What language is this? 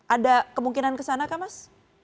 Indonesian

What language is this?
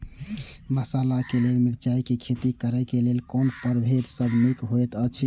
Maithili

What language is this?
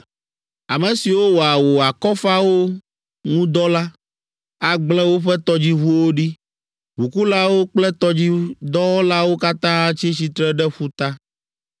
Ewe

